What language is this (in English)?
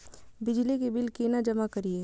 Maithili